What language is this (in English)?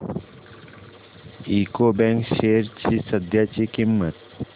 Marathi